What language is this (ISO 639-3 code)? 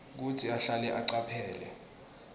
ssw